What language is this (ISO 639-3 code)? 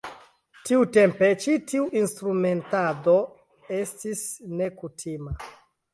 epo